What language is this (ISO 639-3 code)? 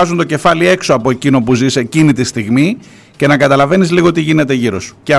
ell